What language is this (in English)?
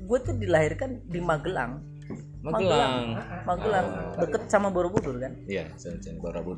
Indonesian